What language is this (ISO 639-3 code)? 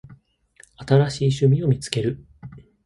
jpn